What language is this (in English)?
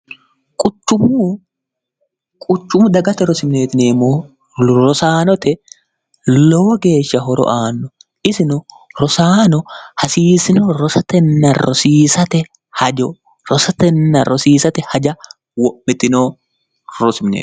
Sidamo